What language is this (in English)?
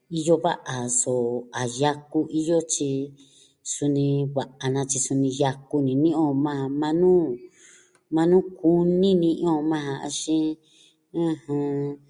Southwestern Tlaxiaco Mixtec